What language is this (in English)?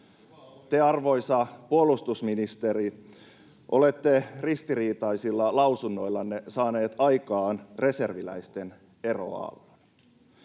Finnish